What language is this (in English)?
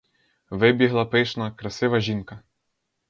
Ukrainian